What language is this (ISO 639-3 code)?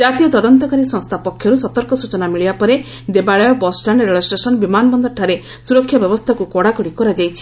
ori